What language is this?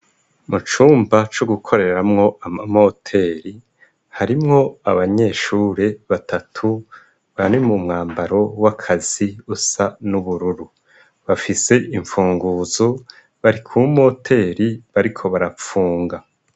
Rundi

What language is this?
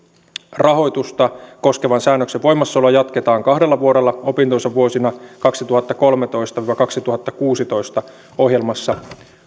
Finnish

